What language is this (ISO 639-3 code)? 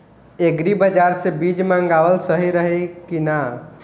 bho